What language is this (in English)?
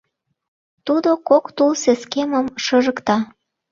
Mari